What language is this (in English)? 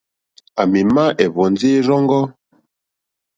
Mokpwe